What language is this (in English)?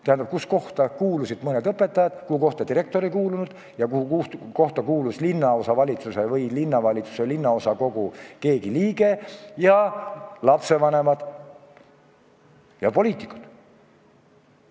Estonian